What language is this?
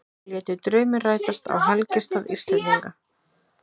Icelandic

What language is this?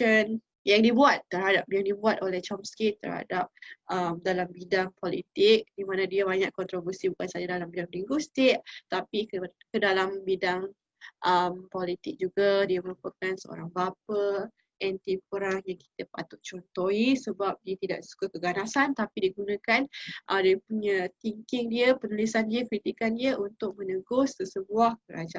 Malay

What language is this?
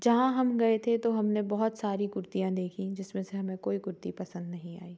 Hindi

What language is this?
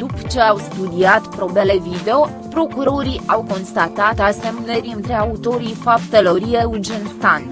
Romanian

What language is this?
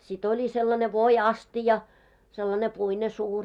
Finnish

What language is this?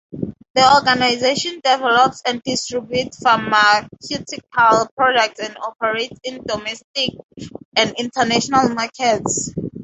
English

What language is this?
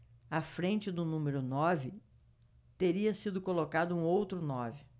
Portuguese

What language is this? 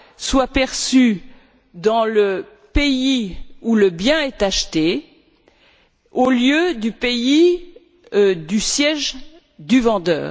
French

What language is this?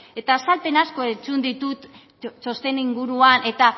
Basque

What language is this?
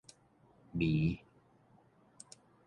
Min Nan Chinese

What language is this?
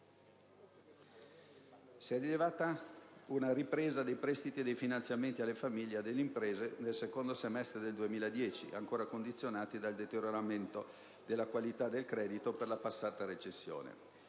Italian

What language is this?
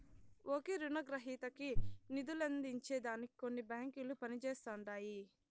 Telugu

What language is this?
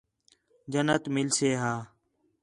Khetrani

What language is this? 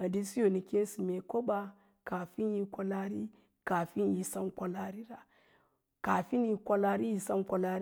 Lala-Roba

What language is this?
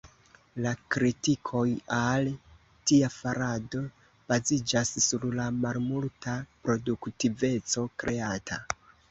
Esperanto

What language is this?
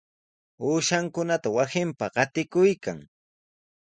Sihuas Ancash Quechua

